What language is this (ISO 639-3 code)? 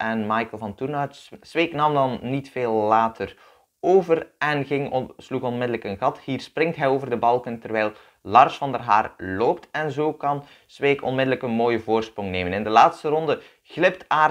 nld